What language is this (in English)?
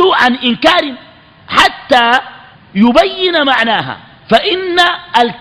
Arabic